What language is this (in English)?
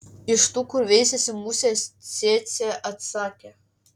Lithuanian